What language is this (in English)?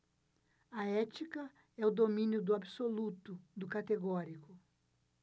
Portuguese